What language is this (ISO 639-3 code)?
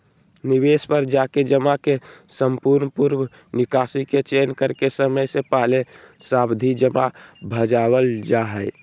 mag